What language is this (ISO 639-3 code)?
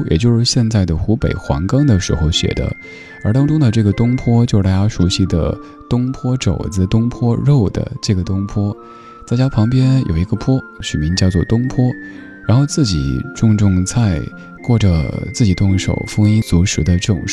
zho